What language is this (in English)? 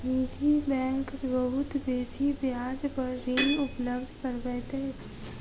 Maithili